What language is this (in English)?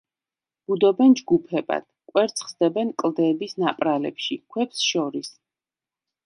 Georgian